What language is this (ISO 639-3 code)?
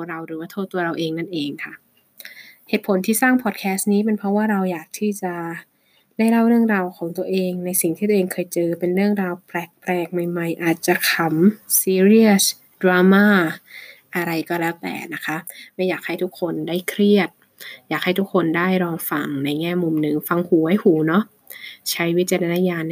tha